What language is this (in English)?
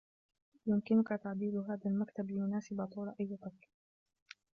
Arabic